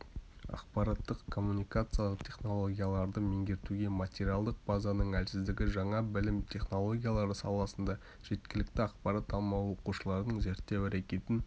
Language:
Kazakh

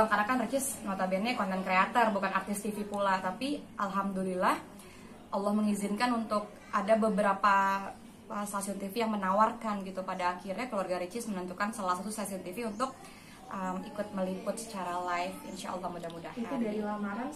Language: Indonesian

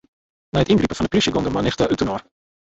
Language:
Western Frisian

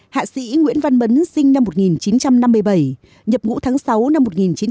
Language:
Vietnamese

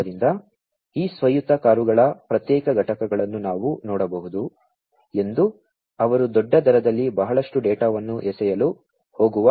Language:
Kannada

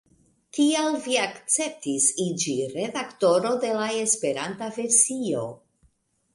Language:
Esperanto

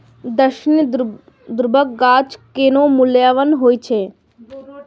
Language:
Maithili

